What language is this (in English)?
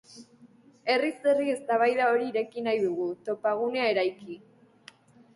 Basque